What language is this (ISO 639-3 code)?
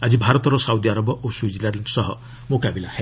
ori